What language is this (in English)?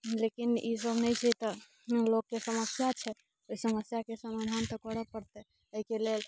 Maithili